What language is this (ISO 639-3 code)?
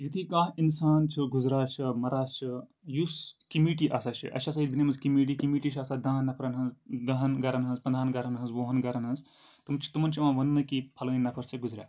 kas